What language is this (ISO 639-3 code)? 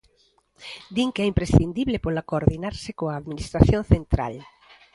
glg